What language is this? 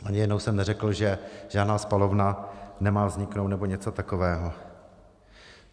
Czech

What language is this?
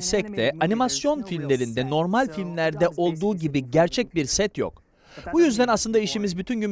Turkish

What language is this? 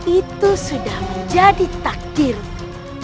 Indonesian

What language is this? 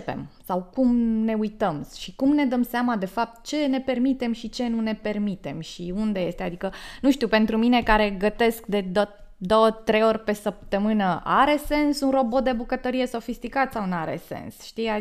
Romanian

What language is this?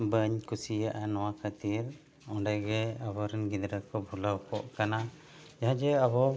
Santali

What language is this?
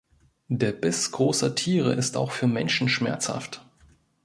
German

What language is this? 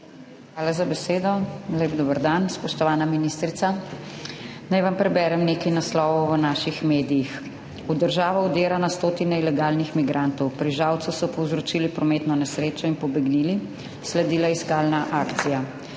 Slovenian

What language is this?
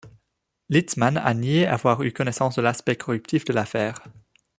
French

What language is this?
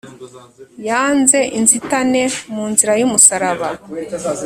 Kinyarwanda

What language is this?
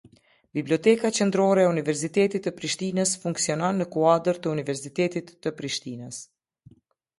Albanian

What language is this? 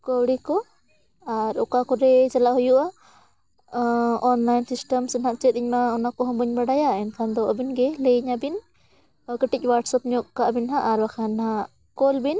Santali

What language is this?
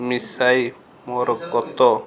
Odia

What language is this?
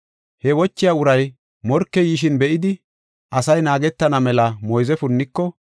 Gofa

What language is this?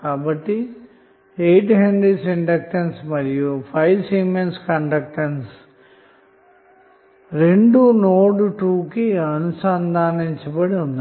Telugu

